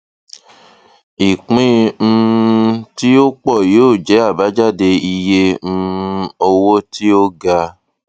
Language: Yoruba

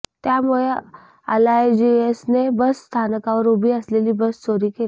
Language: Marathi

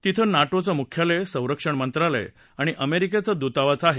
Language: Marathi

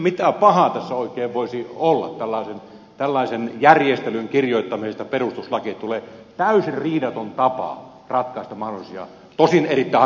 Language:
Finnish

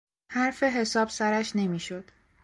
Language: Persian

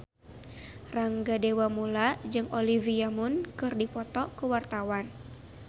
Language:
Sundanese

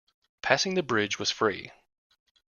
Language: English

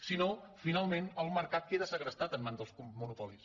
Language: Catalan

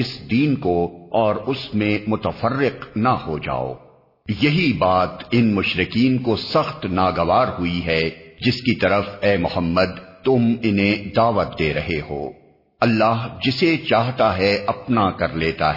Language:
Urdu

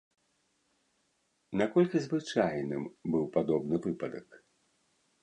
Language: Belarusian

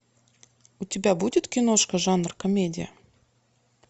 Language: Russian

